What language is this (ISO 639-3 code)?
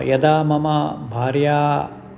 san